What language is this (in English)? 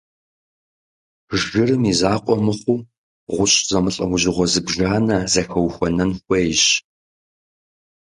Kabardian